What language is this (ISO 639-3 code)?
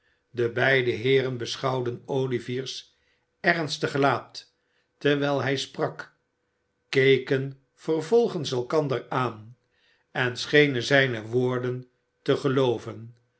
nld